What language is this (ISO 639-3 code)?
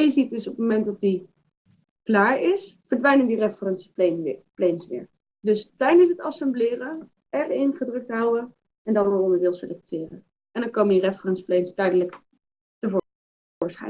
nld